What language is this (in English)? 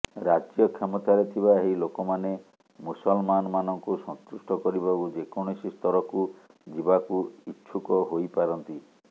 Odia